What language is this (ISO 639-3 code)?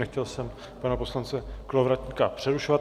ces